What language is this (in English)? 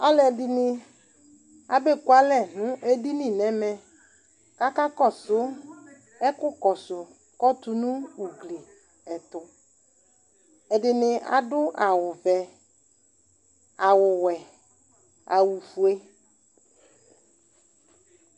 Ikposo